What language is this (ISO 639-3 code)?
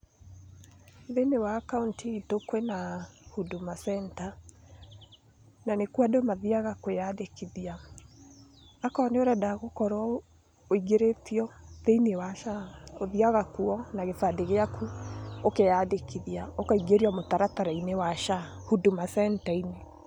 kik